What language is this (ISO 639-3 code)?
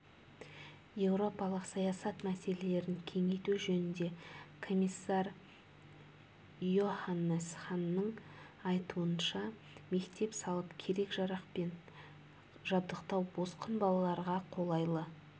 kaz